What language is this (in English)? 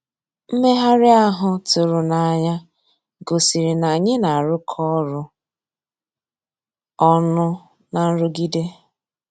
Igbo